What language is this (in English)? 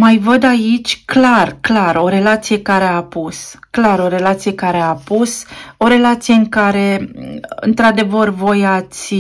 Romanian